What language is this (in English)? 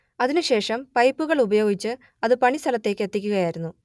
Malayalam